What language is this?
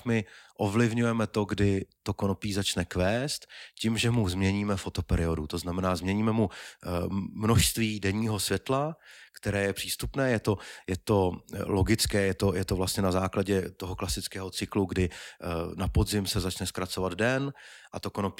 Czech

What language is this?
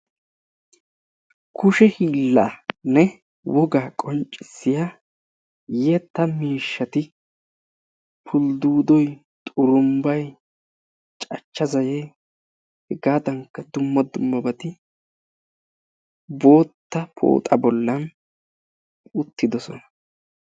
Wolaytta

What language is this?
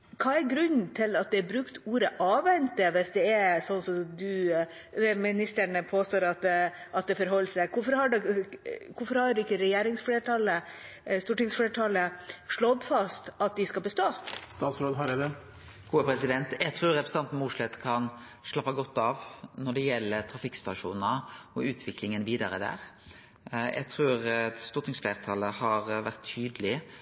Norwegian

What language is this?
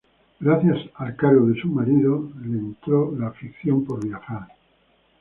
Spanish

